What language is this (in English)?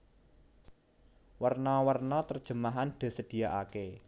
Javanese